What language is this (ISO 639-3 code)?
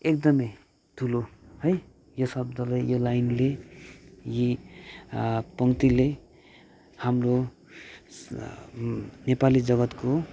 nep